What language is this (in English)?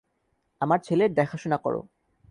Bangla